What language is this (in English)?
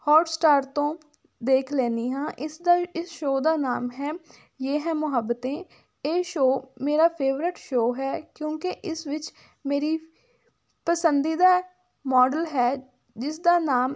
Punjabi